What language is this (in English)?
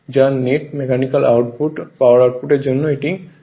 Bangla